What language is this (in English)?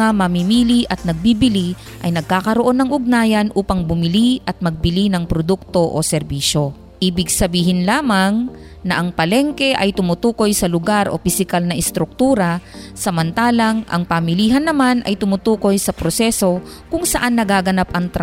Filipino